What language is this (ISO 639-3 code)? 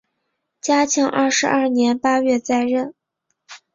zho